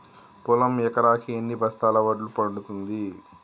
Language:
Telugu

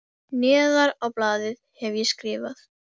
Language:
Icelandic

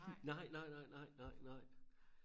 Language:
Danish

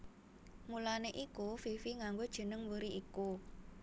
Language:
Javanese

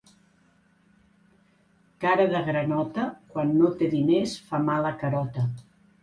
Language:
Catalan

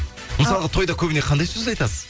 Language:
Kazakh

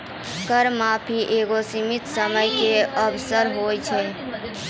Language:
Maithili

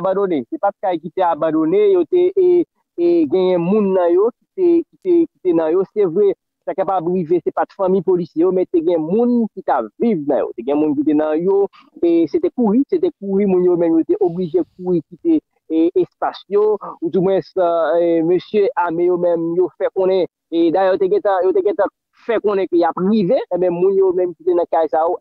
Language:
French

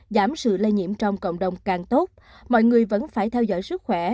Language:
Vietnamese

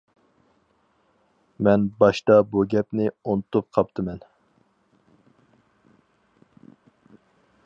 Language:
Uyghur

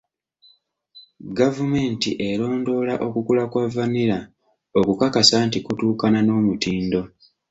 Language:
Ganda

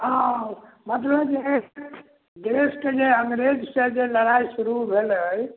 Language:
Maithili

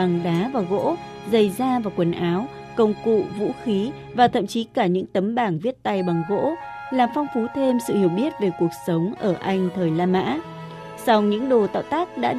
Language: Vietnamese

